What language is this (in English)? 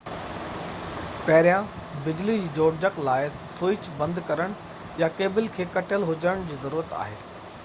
Sindhi